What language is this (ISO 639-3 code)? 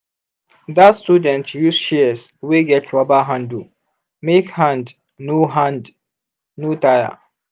pcm